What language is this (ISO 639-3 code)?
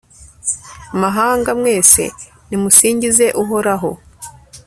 kin